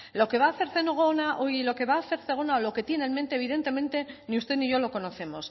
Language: Spanish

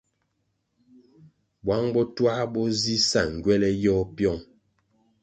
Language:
Kwasio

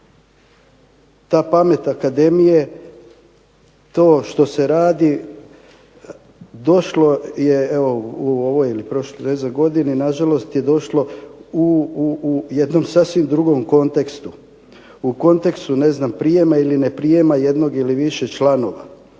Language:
Croatian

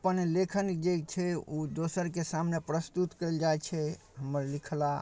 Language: Maithili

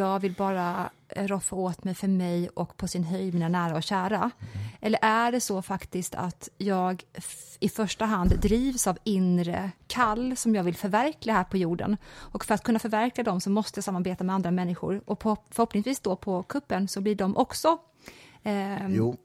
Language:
Swedish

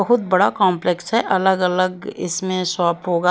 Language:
Hindi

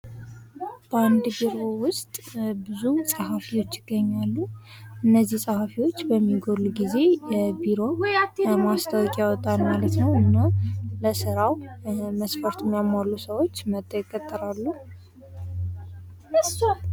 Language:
Amharic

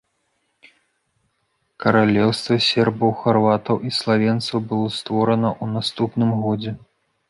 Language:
Belarusian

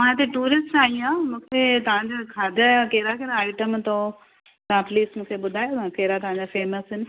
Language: Sindhi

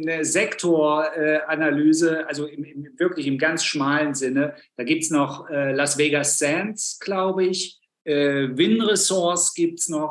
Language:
German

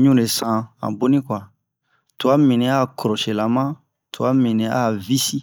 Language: Bomu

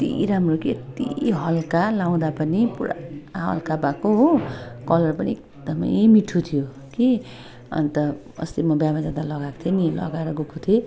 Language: Nepali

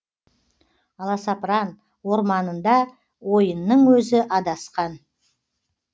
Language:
Kazakh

